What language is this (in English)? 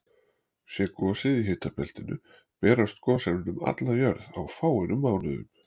Icelandic